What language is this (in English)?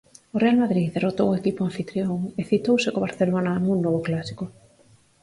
Galician